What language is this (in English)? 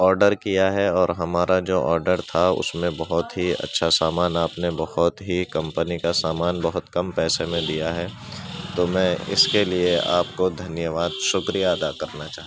Urdu